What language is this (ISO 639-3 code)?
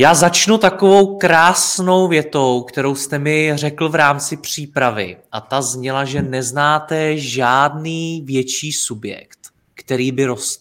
ces